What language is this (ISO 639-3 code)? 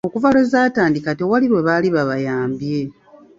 lug